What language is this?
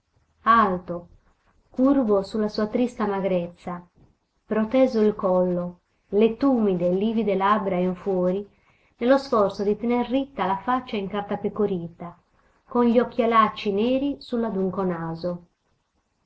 Italian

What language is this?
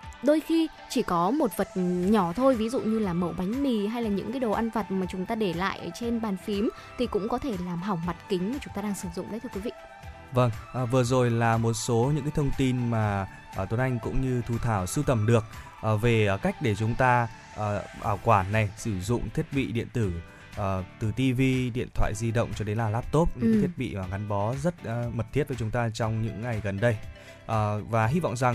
Vietnamese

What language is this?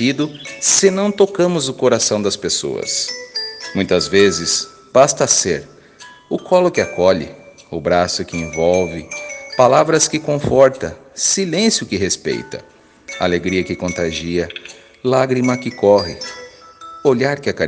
Portuguese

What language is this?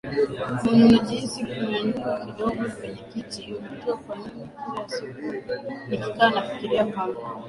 Swahili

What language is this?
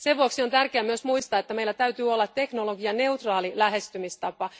Finnish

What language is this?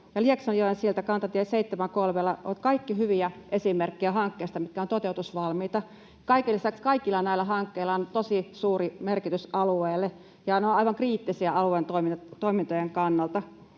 Finnish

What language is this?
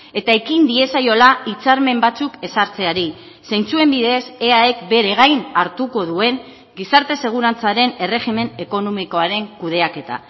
Basque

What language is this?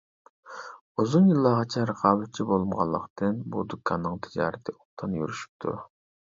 Uyghur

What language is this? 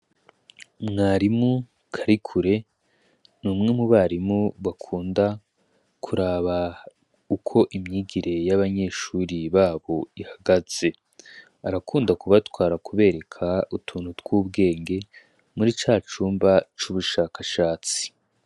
Rundi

